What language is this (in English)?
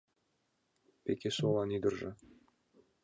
Mari